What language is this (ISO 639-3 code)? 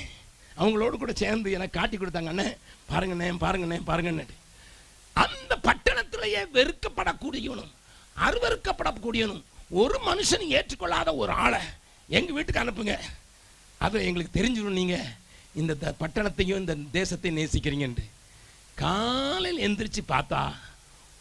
tam